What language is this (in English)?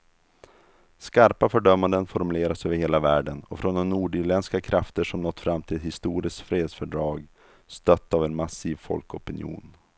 Swedish